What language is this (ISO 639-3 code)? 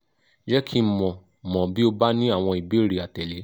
yor